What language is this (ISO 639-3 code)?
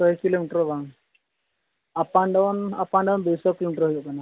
sat